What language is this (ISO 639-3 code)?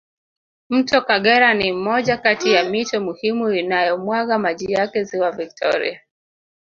swa